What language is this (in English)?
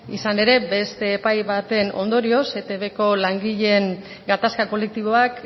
Basque